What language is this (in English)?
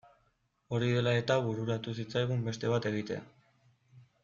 Basque